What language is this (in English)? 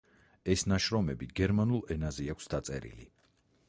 Georgian